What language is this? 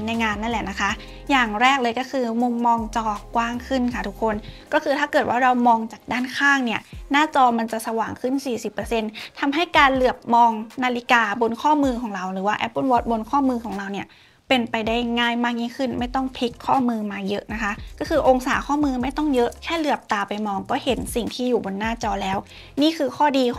Thai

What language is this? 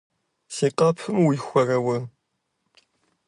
Kabardian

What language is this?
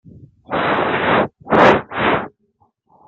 French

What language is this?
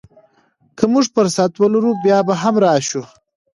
Pashto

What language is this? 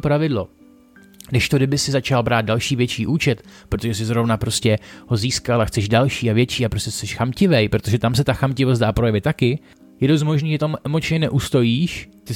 Czech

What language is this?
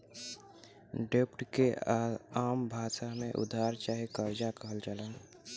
Bhojpuri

